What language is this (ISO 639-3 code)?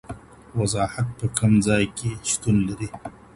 pus